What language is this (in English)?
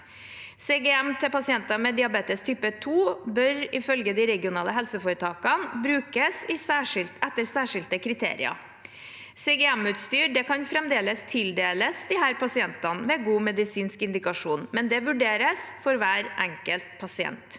Norwegian